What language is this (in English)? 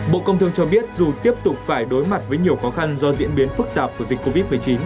Vietnamese